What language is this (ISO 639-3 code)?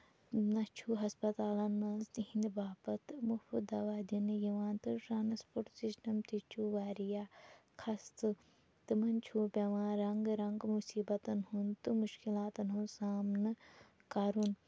kas